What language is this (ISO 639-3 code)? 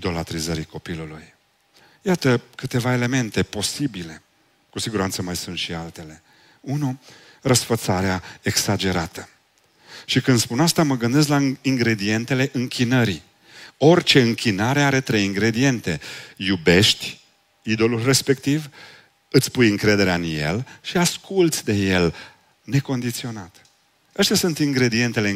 ron